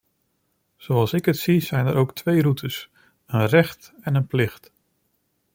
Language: Dutch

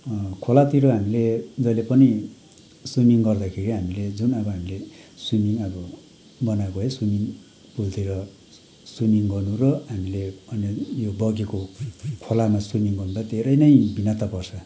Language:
Nepali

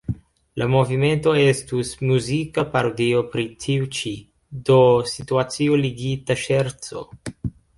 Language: Esperanto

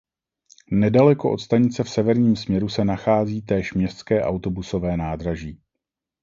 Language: Czech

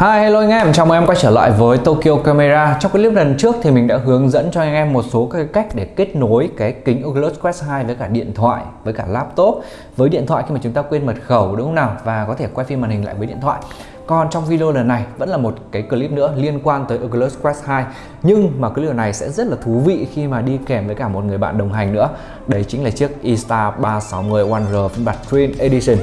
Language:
Vietnamese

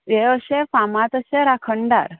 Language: Konkani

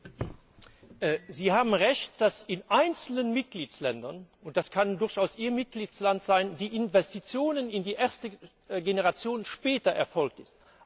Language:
German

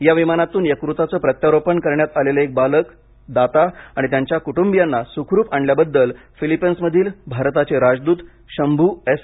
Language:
Marathi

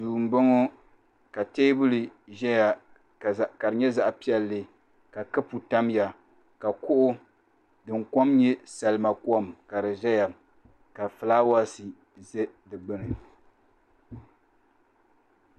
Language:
Dagbani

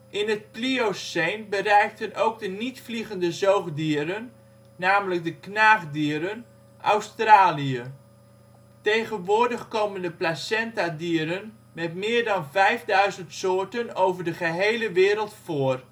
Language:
Dutch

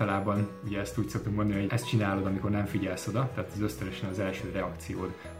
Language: Hungarian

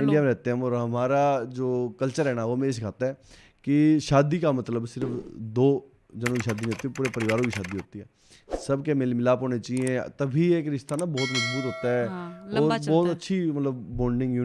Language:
Hindi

